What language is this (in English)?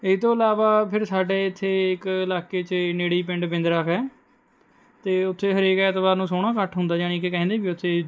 Punjabi